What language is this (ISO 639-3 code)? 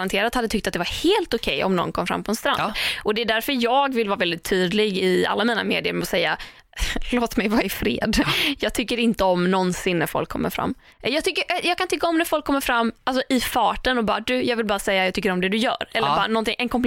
swe